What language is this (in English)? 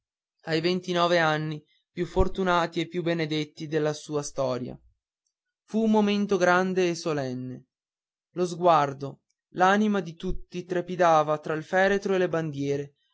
Italian